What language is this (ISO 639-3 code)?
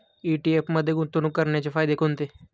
mar